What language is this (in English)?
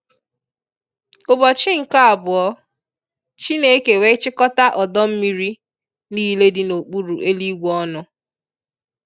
Igbo